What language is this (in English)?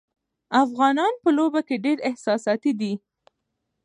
Pashto